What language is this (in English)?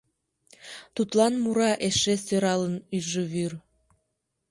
Mari